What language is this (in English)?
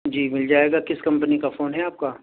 Urdu